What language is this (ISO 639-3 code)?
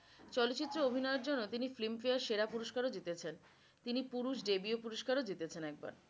ben